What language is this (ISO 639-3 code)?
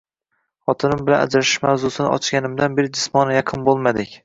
uzb